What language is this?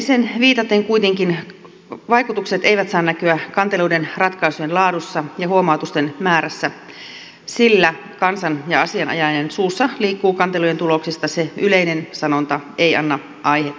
Finnish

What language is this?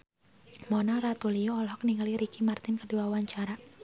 Sundanese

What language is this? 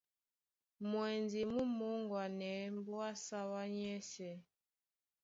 Duala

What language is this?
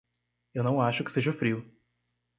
Portuguese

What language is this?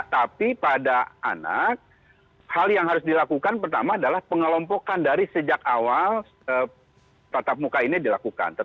Indonesian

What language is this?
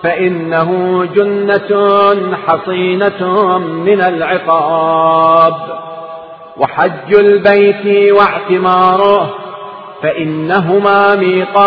Arabic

